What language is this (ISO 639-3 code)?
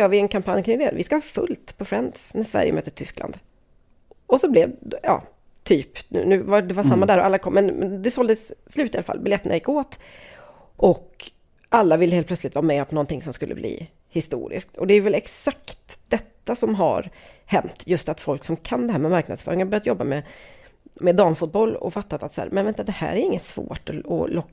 swe